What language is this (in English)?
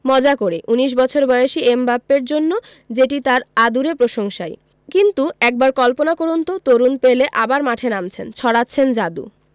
Bangla